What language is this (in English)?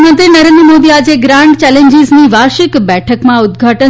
Gujarati